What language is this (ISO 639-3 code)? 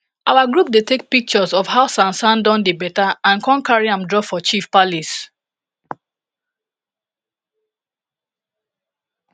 pcm